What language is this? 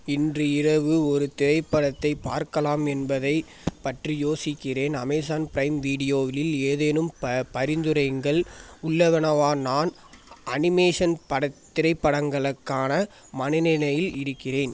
Tamil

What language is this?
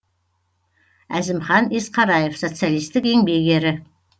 Kazakh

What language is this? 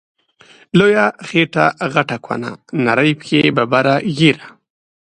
Pashto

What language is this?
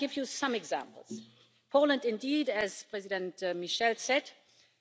English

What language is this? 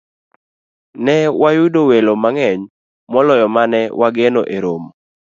Luo (Kenya and Tanzania)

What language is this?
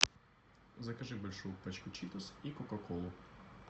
Russian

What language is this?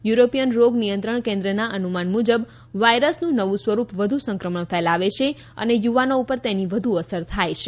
Gujarati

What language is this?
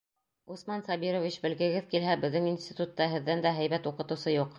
Bashkir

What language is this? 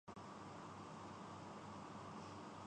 Urdu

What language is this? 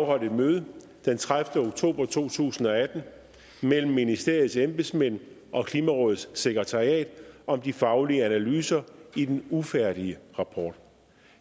Danish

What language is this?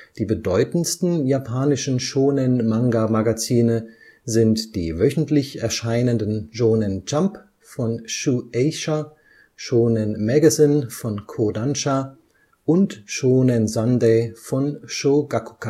German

